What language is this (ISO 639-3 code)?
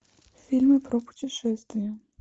rus